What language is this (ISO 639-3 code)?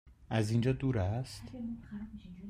fas